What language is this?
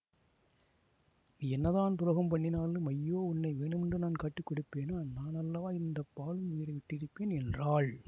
Tamil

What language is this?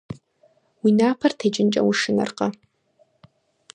Kabardian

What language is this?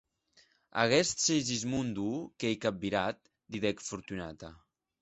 Occitan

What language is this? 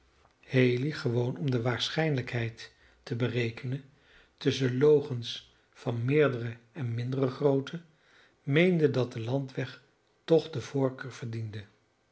Dutch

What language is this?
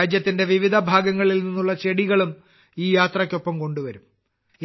Malayalam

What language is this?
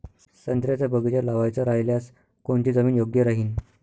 Marathi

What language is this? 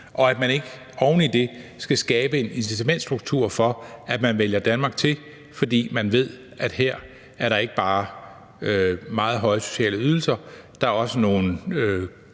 Danish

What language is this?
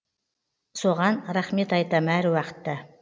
Kazakh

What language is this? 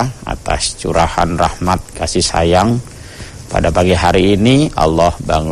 Indonesian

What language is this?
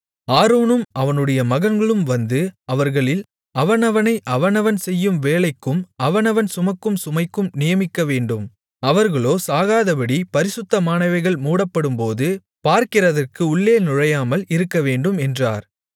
Tamil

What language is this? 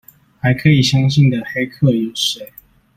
Chinese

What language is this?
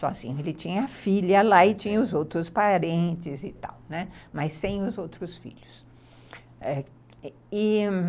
Portuguese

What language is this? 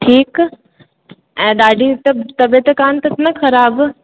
Sindhi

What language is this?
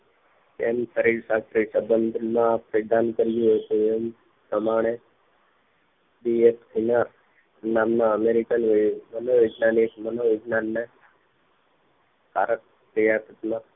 Gujarati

